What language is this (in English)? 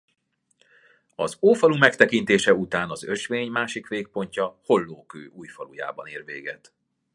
Hungarian